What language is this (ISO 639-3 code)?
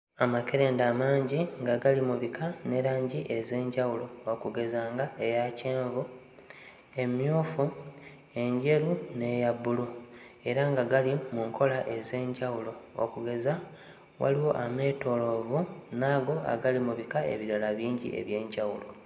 lug